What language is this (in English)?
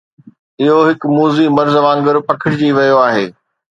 Sindhi